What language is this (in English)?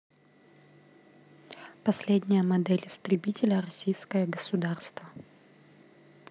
Russian